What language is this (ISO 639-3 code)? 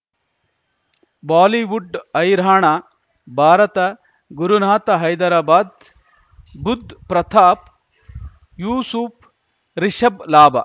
kan